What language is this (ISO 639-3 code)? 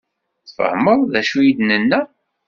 kab